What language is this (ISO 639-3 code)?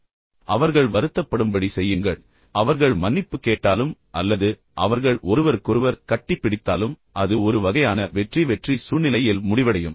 tam